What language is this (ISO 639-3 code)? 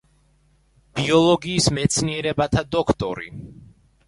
kat